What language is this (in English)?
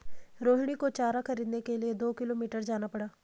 Hindi